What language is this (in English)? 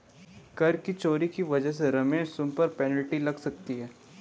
Hindi